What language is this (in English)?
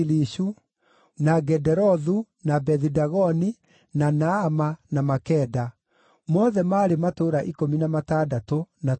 Kikuyu